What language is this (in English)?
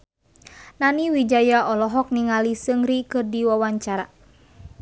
Sundanese